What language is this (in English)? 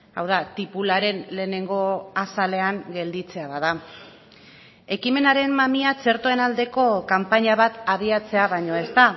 Basque